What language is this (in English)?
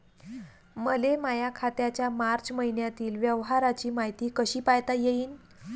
Marathi